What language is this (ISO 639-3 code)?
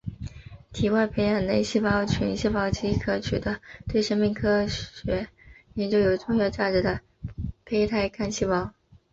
zho